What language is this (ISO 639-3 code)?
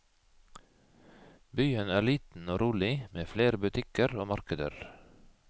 nor